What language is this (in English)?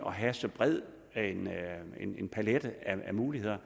Danish